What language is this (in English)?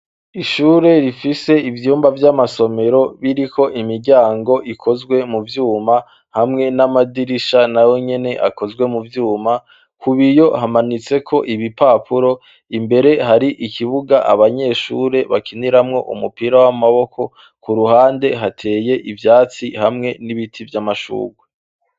Rundi